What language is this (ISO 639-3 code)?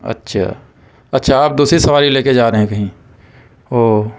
urd